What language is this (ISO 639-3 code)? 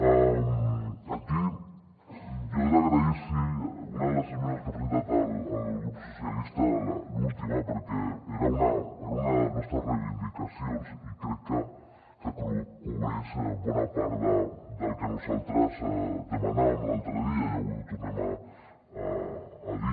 cat